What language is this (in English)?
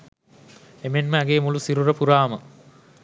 Sinhala